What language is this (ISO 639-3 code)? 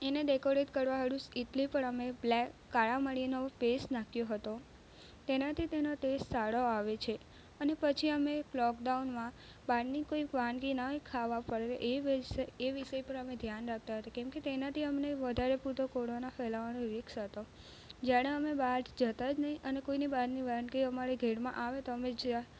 guj